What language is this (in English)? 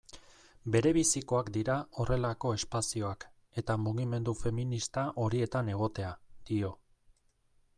Basque